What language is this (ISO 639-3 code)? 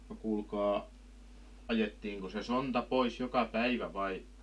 fin